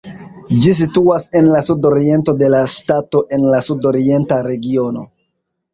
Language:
Esperanto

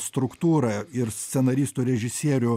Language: Lithuanian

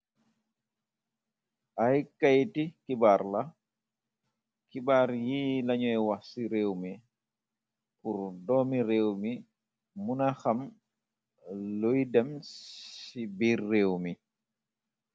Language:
Wolof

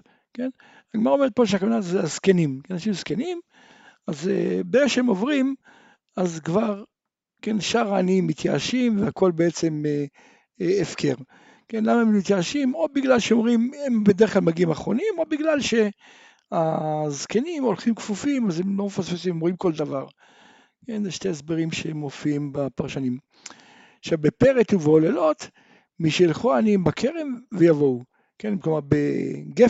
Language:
Hebrew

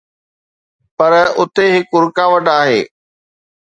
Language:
Sindhi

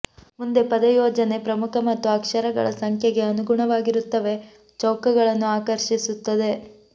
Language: Kannada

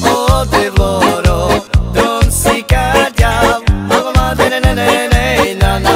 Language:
Slovak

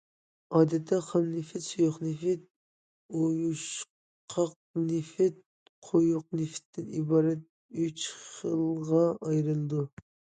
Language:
Uyghur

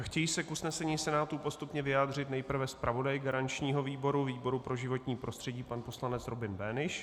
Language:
Czech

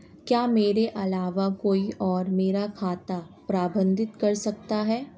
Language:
Hindi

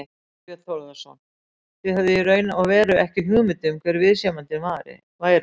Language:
Icelandic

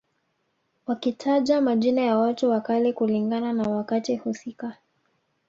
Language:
Swahili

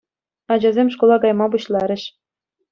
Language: Chuvash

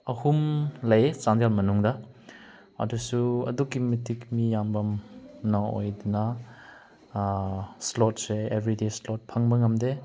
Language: Manipuri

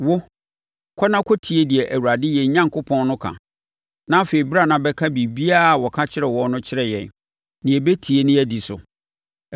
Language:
Akan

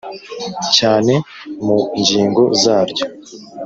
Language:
Kinyarwanda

